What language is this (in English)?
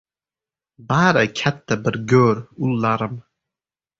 Uzbek